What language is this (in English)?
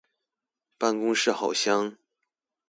Chinese